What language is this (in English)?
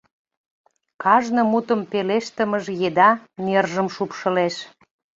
Mari